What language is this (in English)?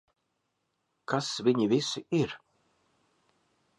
Latvian